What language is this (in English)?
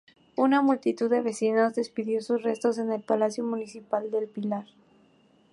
Spanish